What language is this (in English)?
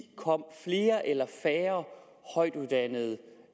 Danish